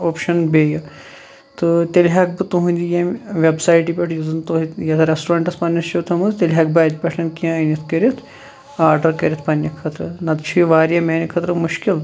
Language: Kashmiri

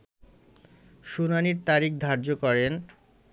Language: Bangla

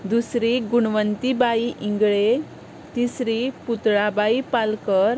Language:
Konkani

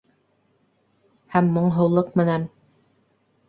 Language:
Bashkir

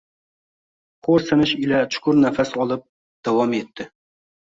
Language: Uzbek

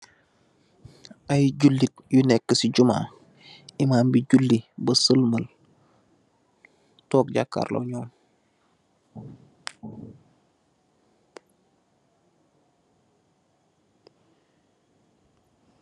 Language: Wolof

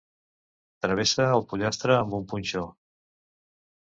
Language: Catalan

